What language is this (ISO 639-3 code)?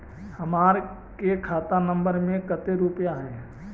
mag